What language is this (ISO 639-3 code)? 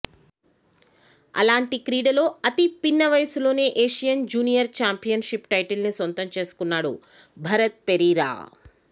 tel